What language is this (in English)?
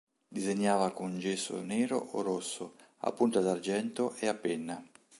Italian